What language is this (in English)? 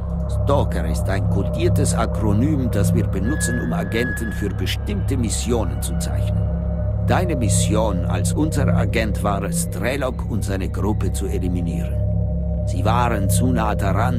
German